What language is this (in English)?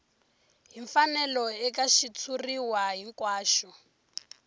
Tsonga